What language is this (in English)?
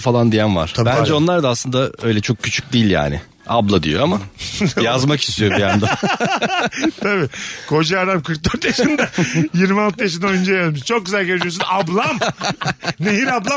Turkish